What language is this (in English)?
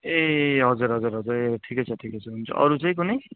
Nepali